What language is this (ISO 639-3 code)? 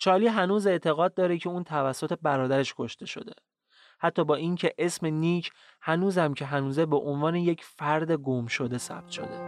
fas